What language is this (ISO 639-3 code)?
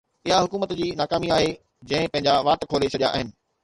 snd